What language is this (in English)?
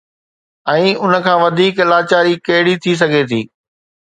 Sindhi